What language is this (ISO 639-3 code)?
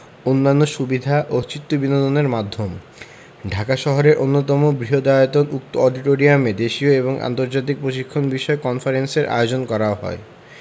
ben